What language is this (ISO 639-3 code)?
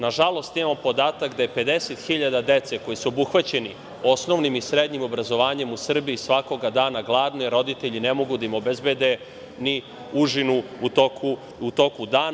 srp